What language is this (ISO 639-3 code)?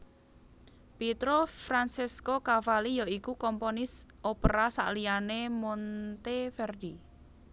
jav